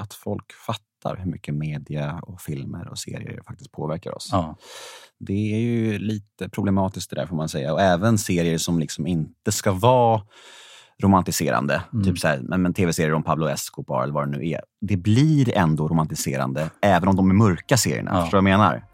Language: Swedish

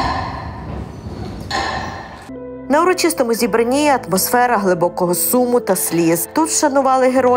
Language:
Ukrainian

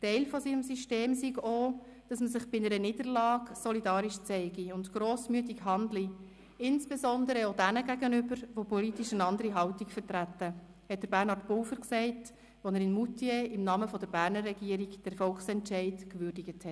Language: Swiss German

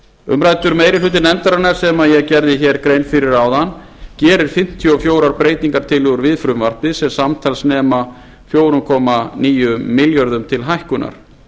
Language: Icelandic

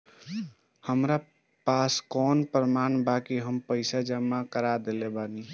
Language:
Bhojpuri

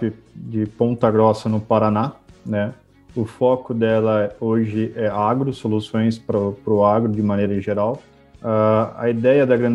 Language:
Portuguese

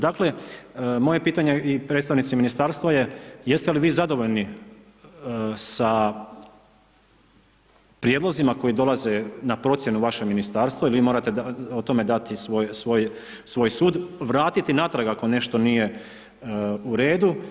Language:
Croatian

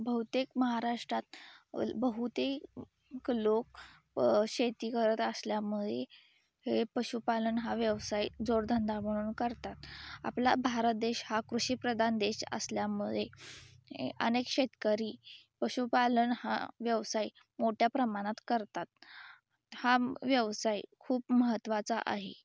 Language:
Marathi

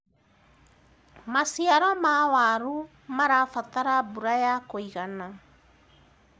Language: Kikuyu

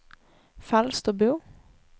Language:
Swedish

